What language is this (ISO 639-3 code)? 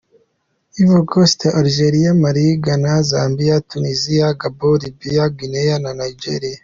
kin